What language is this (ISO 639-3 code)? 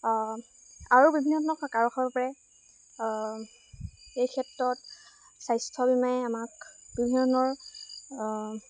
asm